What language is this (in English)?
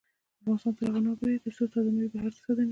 Pashto